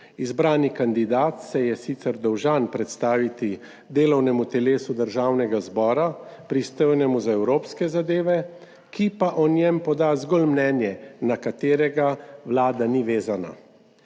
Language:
Slovenian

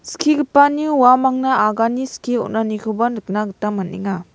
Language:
Garo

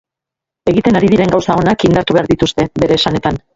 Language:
Basque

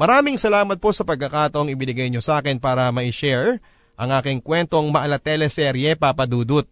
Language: Filipino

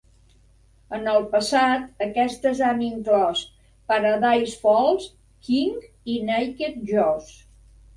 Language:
Catalan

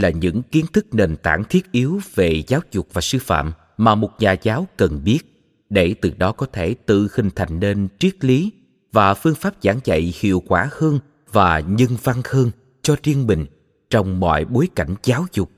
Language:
Vietnamese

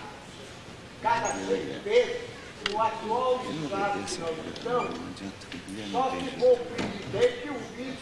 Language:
Portuguese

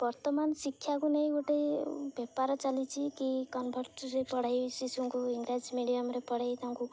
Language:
Odia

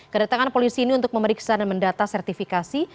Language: Indonesian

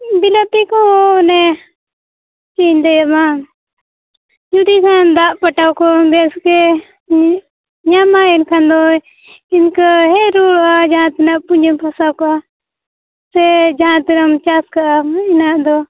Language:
Santali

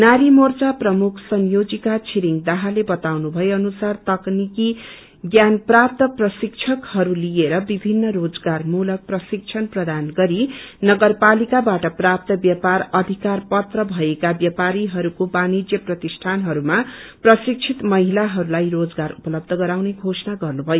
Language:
Nepali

